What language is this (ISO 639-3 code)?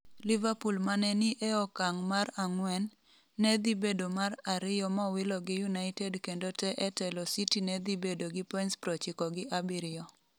luo